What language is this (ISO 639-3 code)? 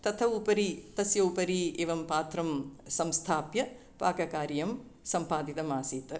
san